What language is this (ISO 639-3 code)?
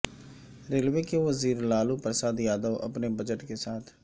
urd